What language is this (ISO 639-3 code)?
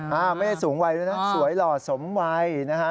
tha